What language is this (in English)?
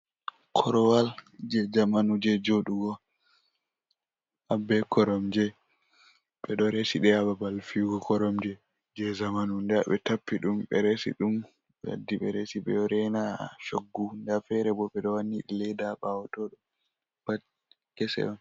Fula